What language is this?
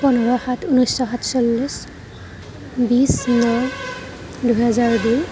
Assamese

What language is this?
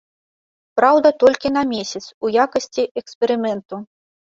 Belarusian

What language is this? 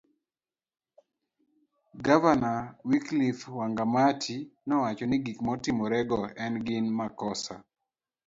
Luo (Kenya and Tanzania)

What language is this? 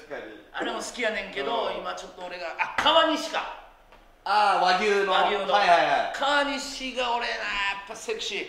Japanese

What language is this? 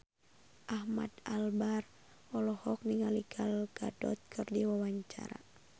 Sundanese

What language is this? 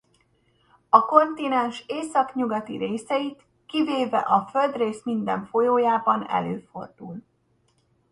Hungarian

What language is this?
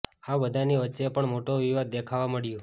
Gujarati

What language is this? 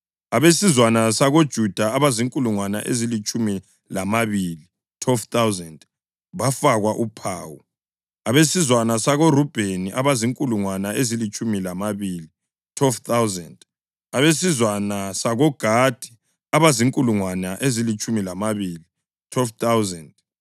North Ndebele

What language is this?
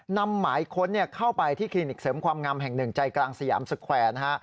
Thai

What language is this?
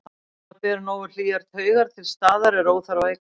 Icelandic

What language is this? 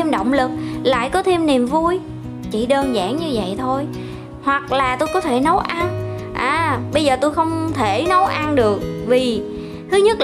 Vietnamese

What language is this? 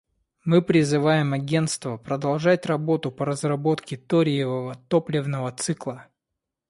Russian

